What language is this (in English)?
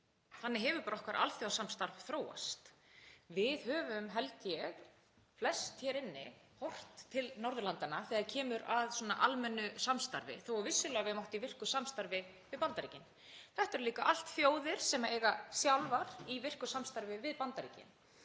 Icelandic